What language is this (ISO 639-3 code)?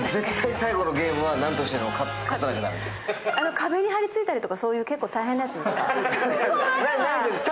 jpn